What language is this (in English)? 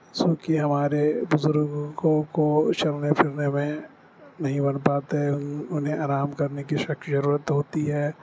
Urdu